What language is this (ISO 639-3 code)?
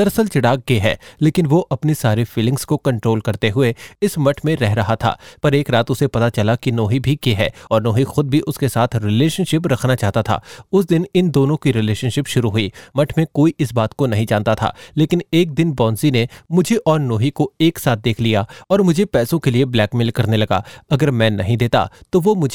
hin